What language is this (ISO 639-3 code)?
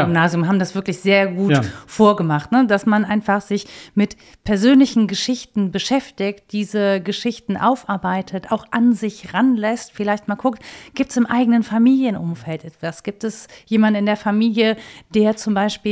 deu